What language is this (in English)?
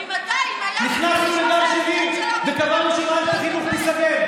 Hebrew